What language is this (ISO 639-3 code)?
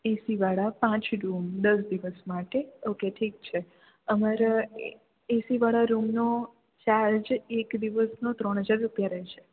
guj